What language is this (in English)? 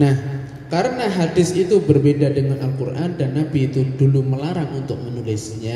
Indonesian